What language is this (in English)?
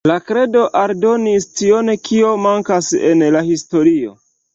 Esperanto